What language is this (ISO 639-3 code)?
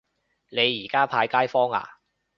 yue